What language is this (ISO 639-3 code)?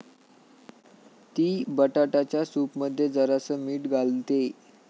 mar